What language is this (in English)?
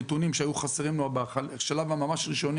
Hebrew